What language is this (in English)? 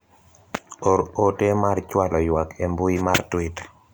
Luo (Kenya and Tanzania)